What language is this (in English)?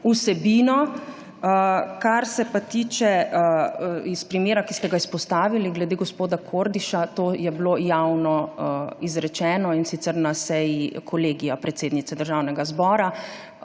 Slovenian